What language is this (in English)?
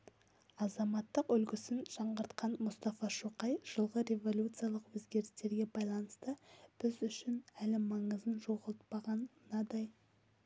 Kazakh